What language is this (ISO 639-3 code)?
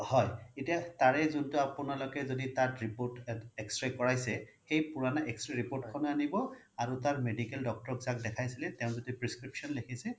asm